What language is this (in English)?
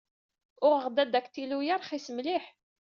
Kabyle